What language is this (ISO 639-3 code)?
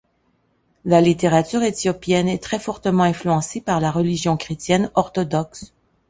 fra